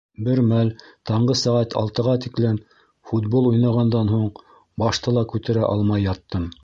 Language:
Bashkir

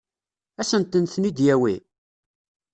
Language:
Kabyle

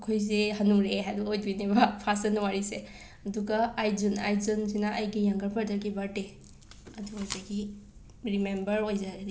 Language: Manipuri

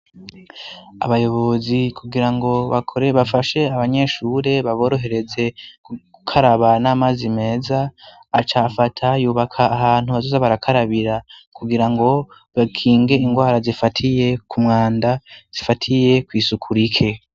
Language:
Rundi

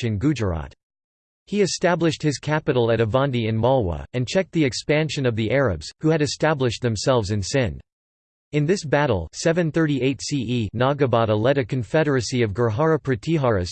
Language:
English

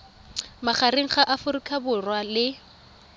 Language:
Tswana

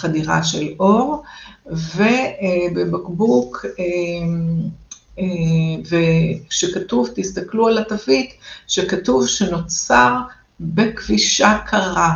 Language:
Hebrew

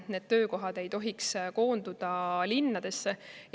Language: Estonian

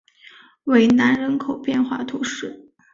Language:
Chinese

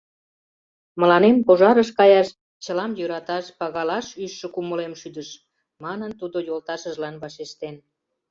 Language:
Mari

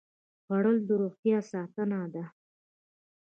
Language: Pashto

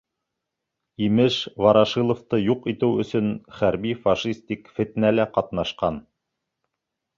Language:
Bashkir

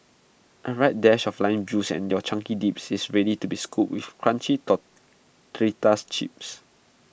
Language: English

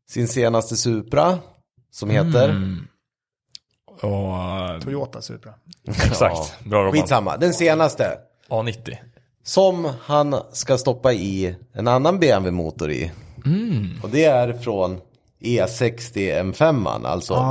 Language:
Swedish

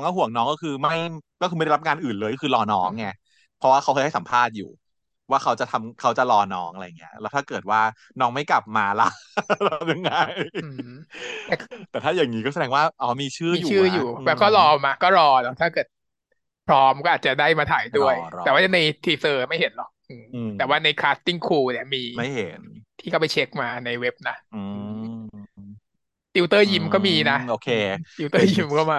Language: Thai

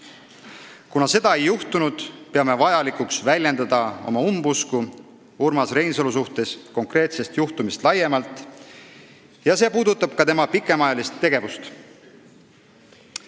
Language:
Estonian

